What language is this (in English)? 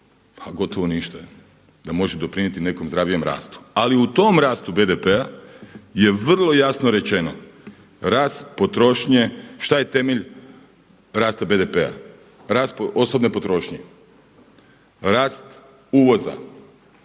Croatian